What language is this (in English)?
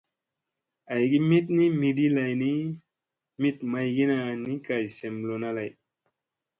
Musey